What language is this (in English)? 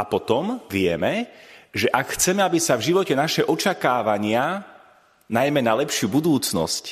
Slovak